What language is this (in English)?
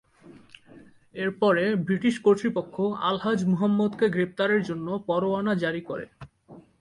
Bangla